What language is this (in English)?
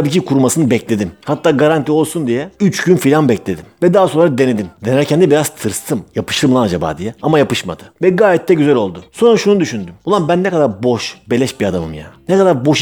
Turkish